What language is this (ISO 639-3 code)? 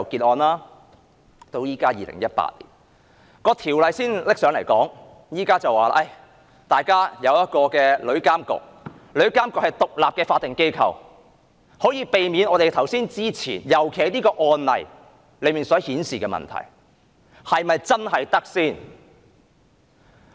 yue